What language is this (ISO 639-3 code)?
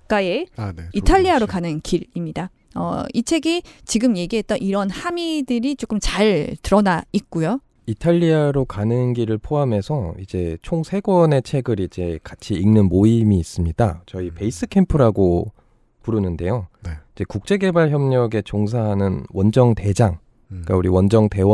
kor